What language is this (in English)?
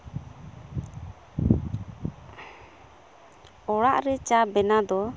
Santali